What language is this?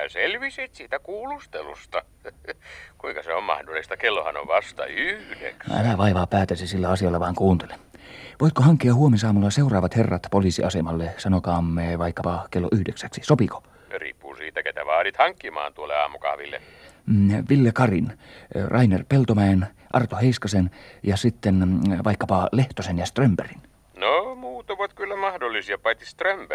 Finnish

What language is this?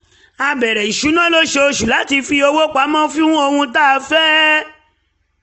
Yoruba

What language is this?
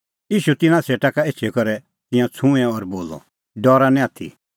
Kullu Pahari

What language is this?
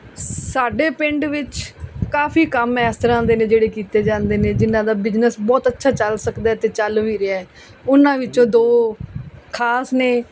Punjabi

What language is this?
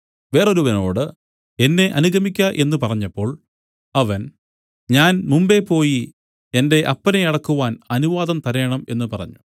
Malayalam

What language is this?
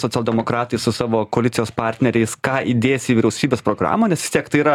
Lithuanian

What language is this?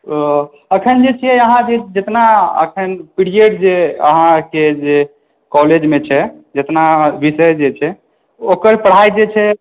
Maithili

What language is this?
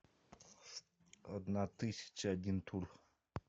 Russian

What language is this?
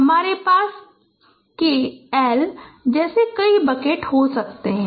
Hindi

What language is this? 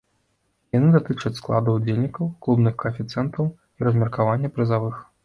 Belarusian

